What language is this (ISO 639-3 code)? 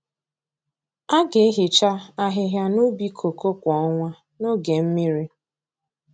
ibo